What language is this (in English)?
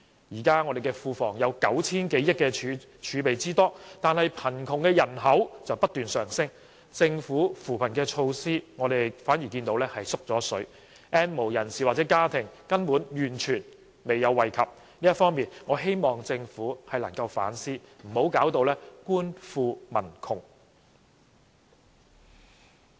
Cantonese